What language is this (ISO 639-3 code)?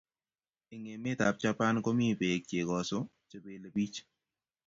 kln